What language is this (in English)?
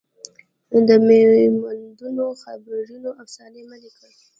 Pashto